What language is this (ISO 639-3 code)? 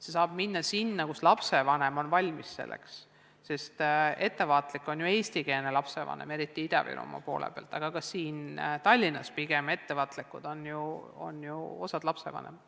est